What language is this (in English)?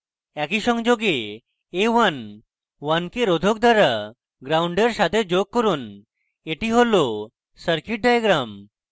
Bangla